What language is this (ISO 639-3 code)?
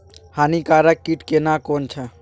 mai